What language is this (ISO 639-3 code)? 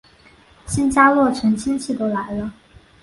zho